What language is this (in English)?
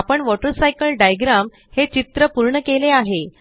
Marathi